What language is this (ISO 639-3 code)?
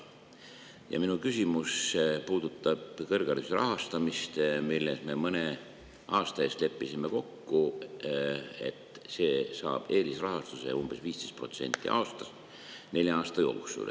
est